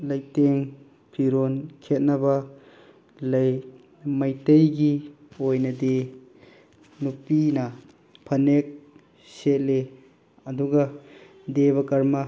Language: Manipuri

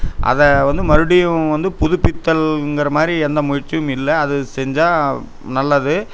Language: Tamil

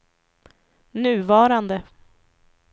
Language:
Swedish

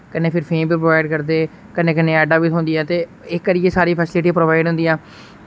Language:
Dogri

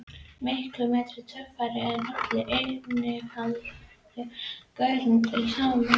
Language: Icelandic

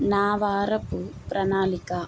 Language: Telugu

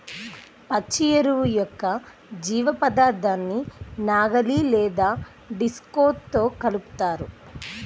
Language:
Telugu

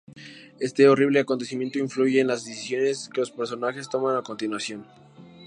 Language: Spanish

